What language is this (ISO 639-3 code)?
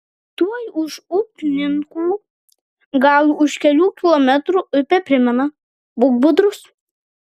lit